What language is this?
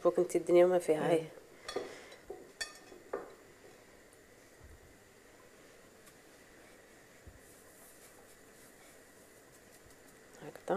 Arabic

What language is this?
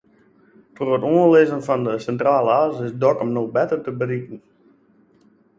Western Frisian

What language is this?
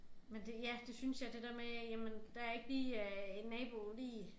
Danish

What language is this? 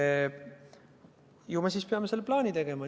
Estonian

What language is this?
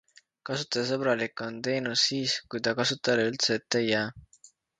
Estonian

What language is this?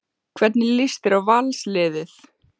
Icelandic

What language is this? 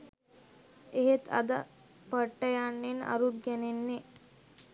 Sinhala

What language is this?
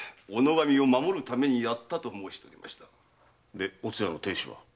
Japanese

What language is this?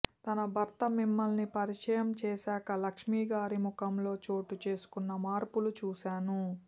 Telugu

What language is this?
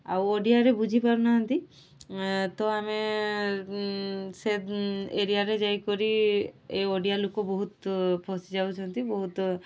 Odia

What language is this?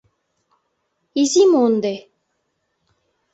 Mari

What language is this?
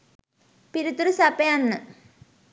Sinhala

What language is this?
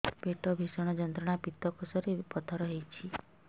Odia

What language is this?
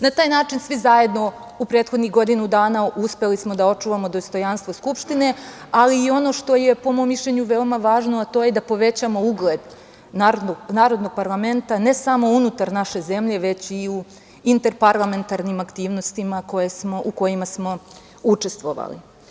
Serbian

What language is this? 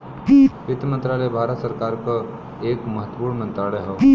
Bhojpuri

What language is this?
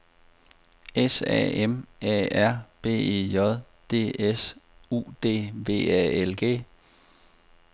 Danish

